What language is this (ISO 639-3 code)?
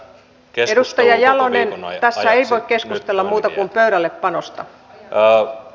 fin